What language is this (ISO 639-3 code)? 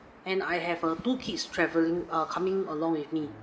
eng